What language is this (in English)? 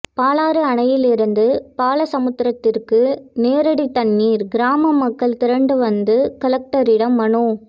Tamil